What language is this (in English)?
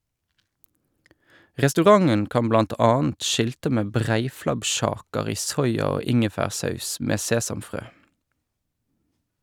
Norwegian